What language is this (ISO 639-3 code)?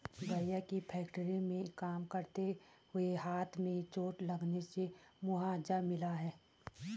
hin